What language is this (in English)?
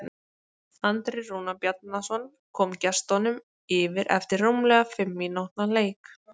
Icelandic